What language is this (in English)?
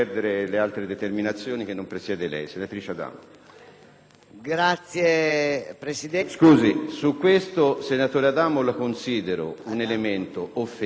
Italian